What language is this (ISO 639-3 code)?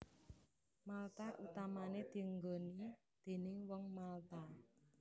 jav